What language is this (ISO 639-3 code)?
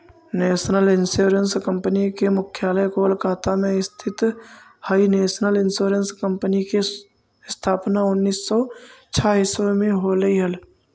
mag